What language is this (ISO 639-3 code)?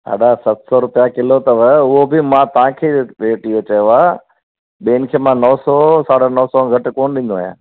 snd